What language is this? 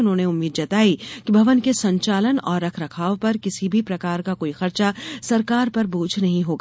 Hindi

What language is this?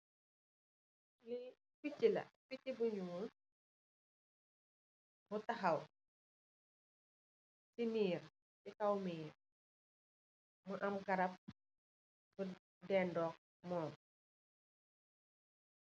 Wolof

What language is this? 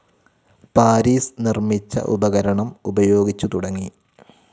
Malayalam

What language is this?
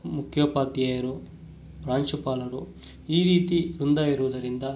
Kannada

